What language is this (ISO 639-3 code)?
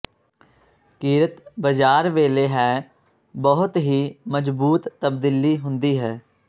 pan